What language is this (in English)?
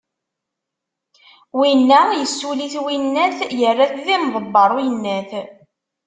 Kabyle